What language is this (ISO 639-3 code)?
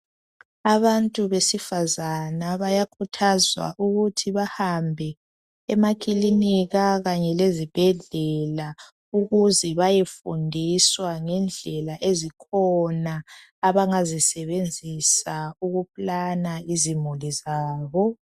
nde